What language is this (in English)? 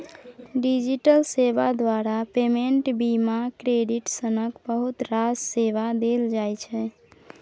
Maithili